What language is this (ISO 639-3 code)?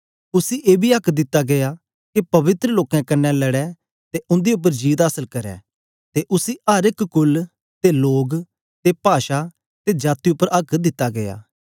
doi